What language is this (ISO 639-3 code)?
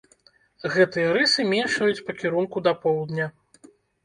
bel